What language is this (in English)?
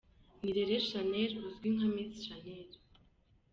Kinyarwanda